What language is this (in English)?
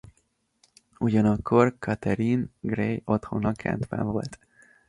Hungarian